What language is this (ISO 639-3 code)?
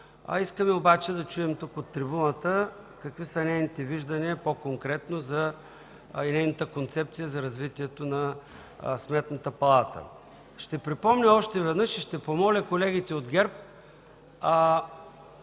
bul